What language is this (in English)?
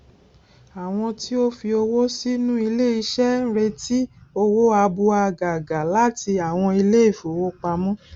Yoruba